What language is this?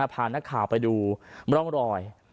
Thai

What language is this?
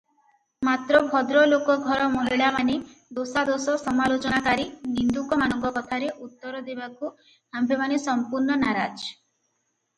Odia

